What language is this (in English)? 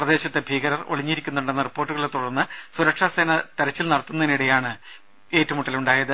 Malayalam